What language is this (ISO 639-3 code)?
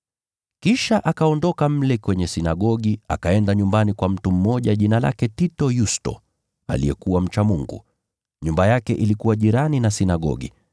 swa